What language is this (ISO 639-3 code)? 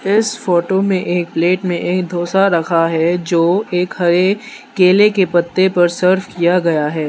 hin